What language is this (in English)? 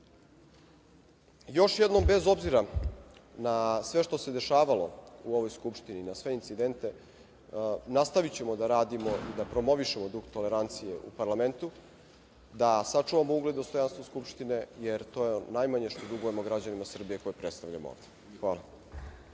Serbian